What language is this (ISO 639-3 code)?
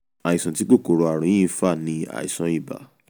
yor